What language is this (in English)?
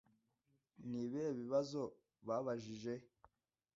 Kinyarwanda